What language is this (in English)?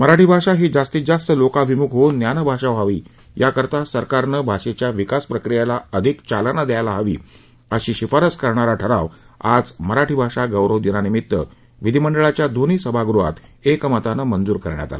Marathi